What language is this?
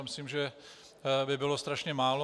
Czech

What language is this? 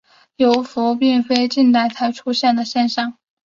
Chinese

